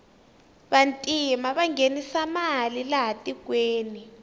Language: Tsonga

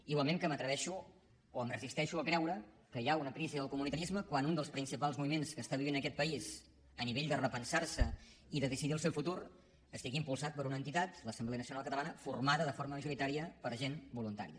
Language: Catalan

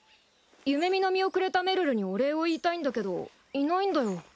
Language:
Japanese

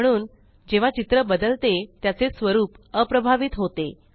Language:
Marathi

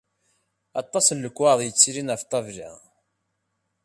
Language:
Kabyle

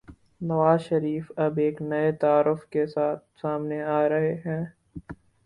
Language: Urdu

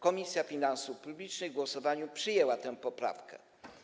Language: Polish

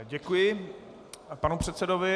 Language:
Czech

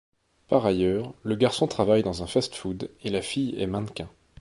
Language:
French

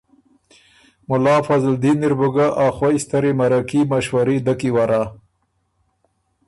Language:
Ormuri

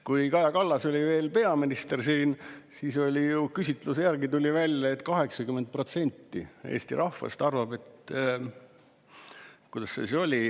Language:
Estonian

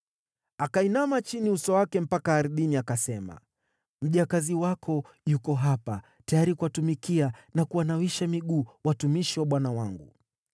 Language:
Swahili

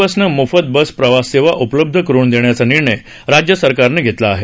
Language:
Marathi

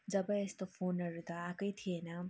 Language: Nepali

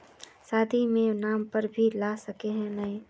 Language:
Magahi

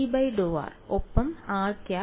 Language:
Malayalam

